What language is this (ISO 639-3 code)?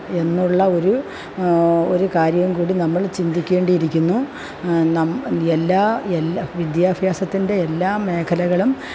mal